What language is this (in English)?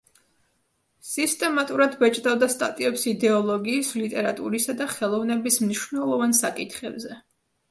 Georgian